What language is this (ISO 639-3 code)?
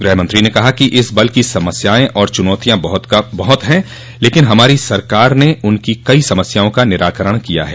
hin